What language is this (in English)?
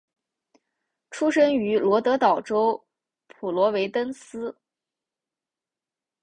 Chinese